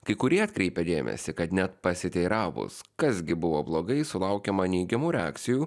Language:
Lithuanian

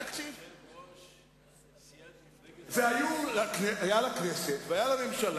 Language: Hebrew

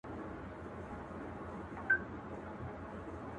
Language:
Pashto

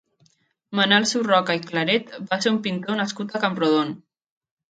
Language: Catalan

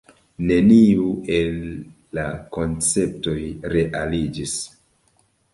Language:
Esperanto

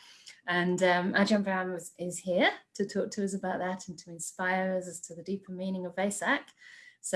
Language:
English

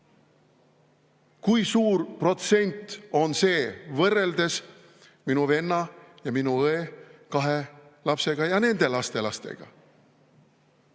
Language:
Estonian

